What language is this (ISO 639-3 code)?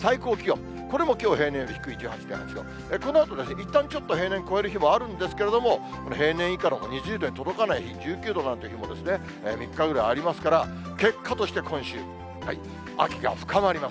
jpn